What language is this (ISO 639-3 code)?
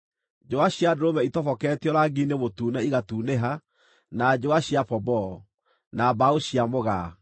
kik